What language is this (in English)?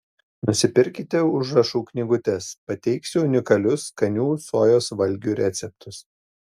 Lithuanian